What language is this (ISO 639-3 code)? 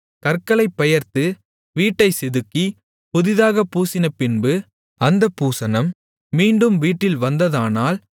tam